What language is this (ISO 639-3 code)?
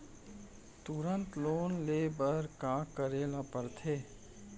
hne